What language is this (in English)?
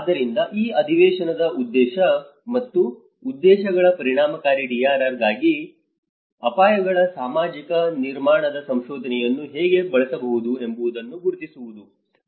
Kannada